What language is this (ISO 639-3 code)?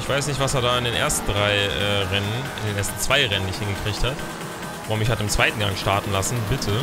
deu